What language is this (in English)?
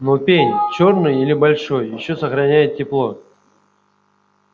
Russian